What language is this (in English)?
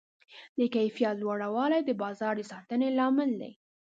Pashto